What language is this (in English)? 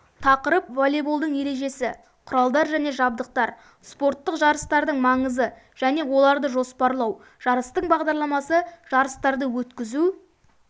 Kazakh